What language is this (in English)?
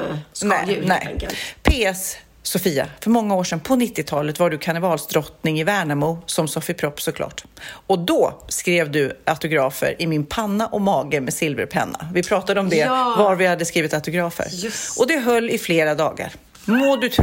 Swedish